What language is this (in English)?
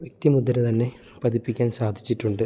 Malayalam